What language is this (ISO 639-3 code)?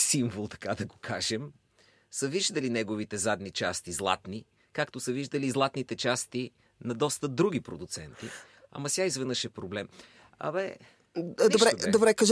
bul